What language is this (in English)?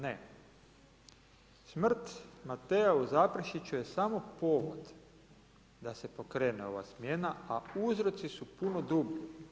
Croatian